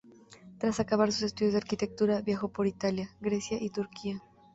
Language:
Spanish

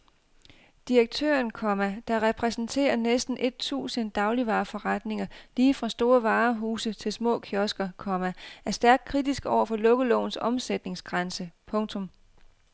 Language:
Danish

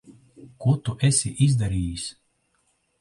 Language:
Latvian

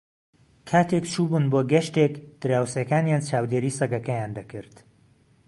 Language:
Central Kurdish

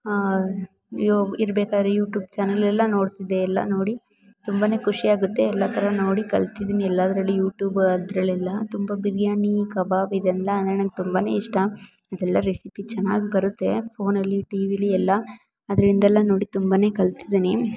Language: Kannada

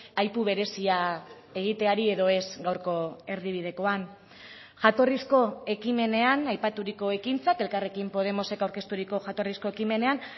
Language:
Basque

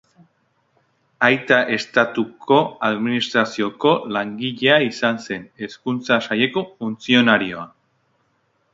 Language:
Basque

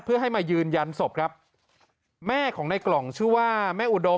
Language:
Thai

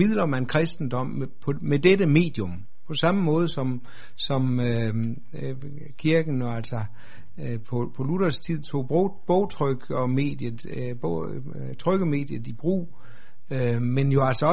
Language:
Danish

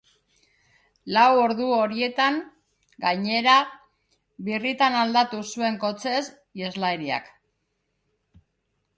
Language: Basque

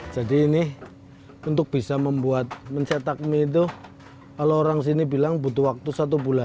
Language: Indonesian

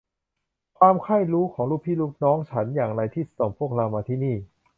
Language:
Thai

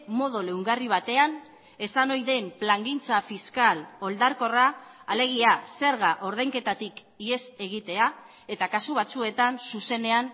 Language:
Basque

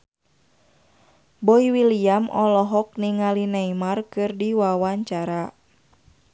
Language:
Sundanese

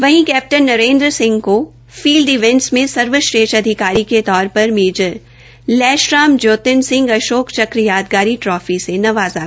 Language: Hindi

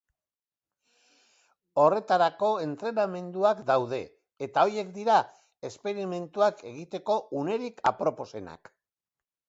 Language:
Basque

